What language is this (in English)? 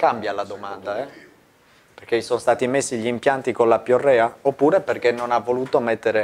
Italian